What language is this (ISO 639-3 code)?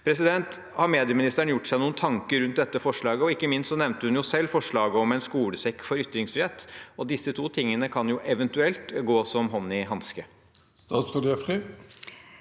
nor